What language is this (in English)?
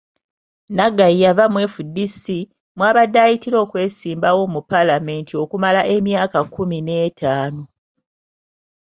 Ganda